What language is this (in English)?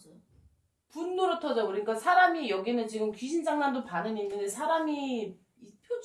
Korean